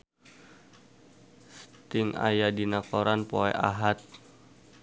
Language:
Sundanese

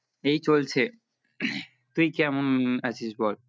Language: Bangla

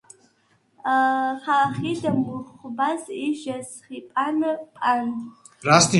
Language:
Svan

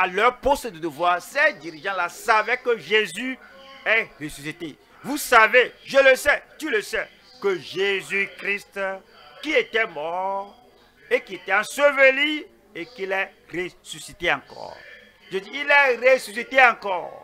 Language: French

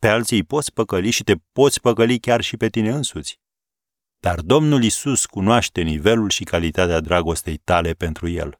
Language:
Romanian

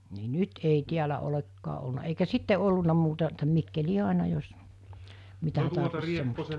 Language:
Finnish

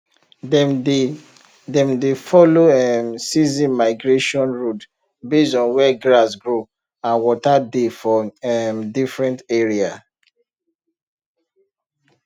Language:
Nigerian Pidgin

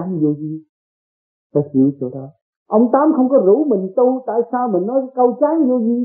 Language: Vietnamese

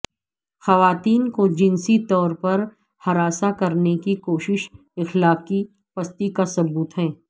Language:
Urdu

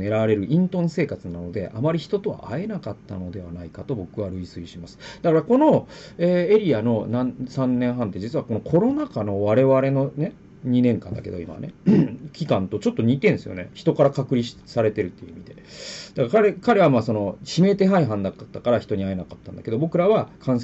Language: Japanese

